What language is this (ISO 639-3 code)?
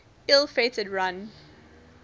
eng